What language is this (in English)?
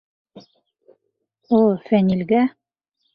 Bashkir